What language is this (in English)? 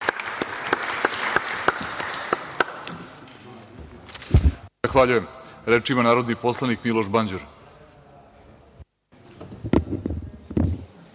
Serbian